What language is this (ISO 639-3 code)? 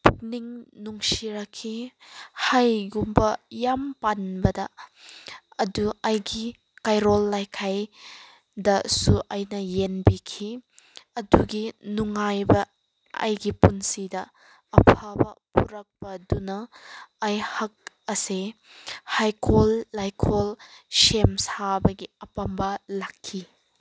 mni